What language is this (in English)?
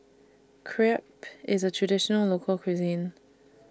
English